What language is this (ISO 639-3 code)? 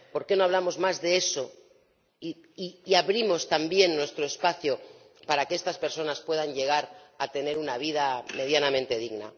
spa